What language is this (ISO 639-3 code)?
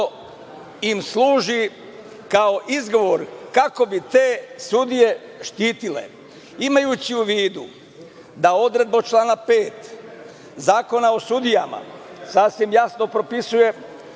srp